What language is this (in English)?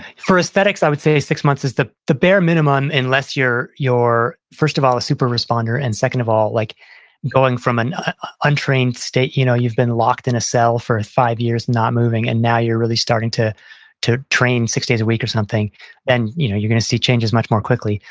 English